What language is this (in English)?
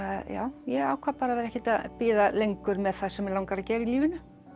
Icelandic